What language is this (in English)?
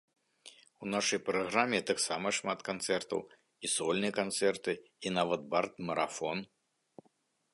Belarusian